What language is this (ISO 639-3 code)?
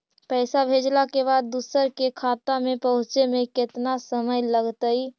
mag